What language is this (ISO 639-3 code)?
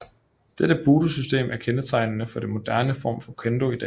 dan